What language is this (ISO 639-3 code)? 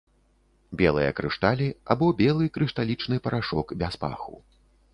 bel